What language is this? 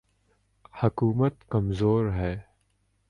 Urdu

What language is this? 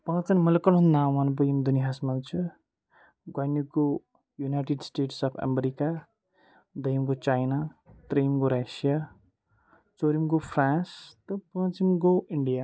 Kashmiri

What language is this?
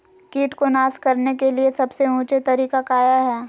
Magahi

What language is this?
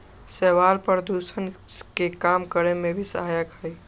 Magahi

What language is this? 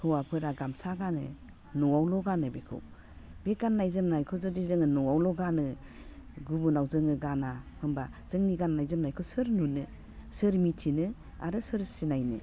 Bodo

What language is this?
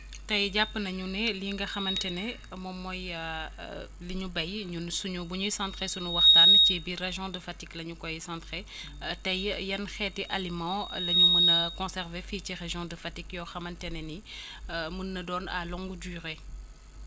Wolof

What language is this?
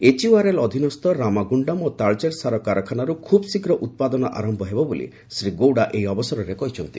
Odia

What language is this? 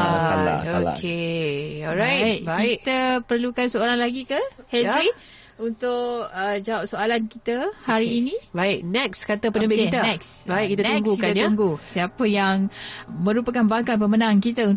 Malay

